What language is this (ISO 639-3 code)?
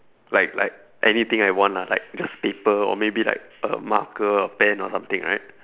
eng